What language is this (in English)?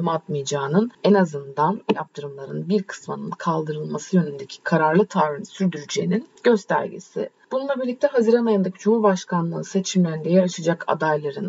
Turkish